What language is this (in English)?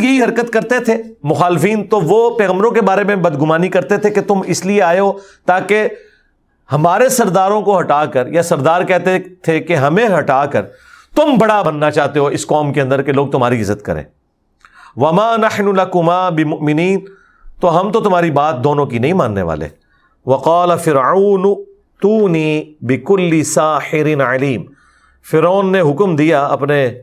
Urdu